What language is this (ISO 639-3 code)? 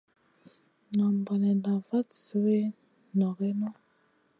mcn